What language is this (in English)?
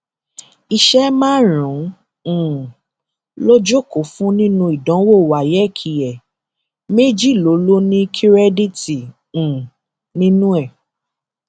Yoruba